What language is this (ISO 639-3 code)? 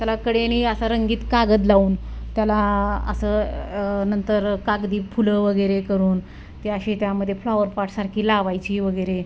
mar